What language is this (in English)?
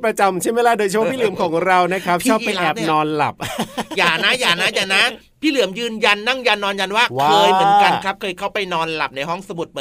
Thai